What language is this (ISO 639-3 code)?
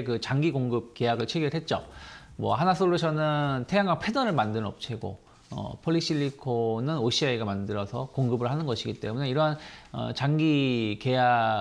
kor